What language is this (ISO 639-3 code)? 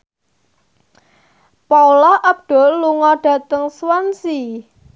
jav